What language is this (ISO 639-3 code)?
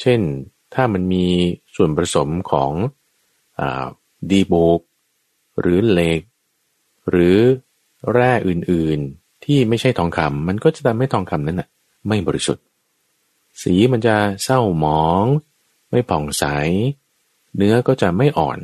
tha